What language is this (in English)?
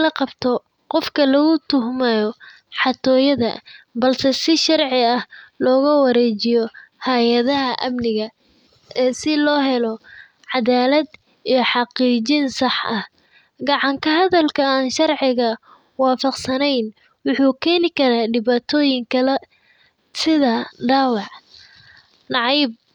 Somali